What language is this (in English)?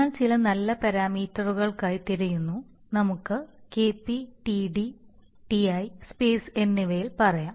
Malayalam